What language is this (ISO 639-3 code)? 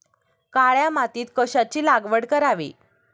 mar